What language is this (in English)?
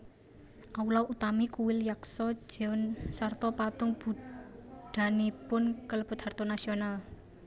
Javanese